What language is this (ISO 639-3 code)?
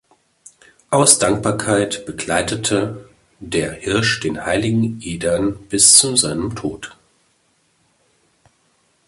deu